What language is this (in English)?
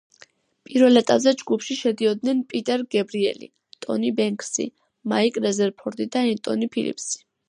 Georgian